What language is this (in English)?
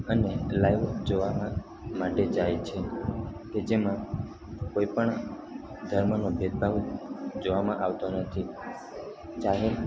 Gujarati